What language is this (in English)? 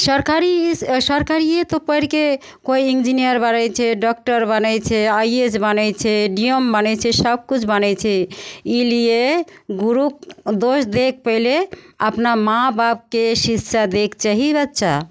Maithili